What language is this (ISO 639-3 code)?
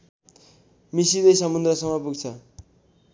nep